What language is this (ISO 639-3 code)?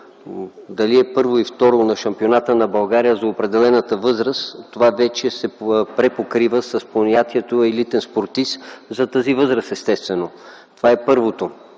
bul